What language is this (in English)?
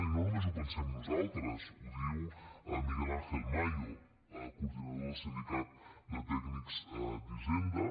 Catalan